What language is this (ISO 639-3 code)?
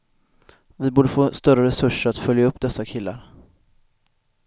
swe